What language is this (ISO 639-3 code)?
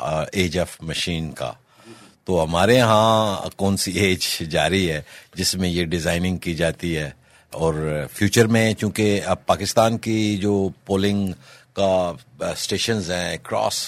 urd